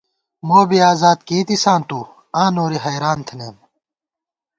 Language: Gawar-Bati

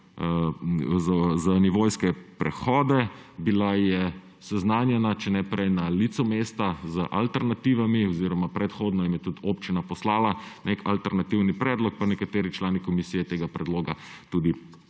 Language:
Slovenian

